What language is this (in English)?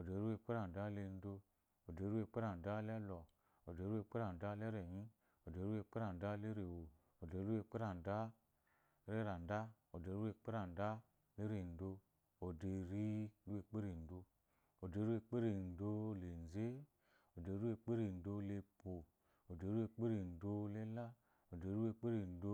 Eloyi